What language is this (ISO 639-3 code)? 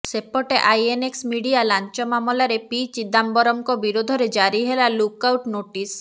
ori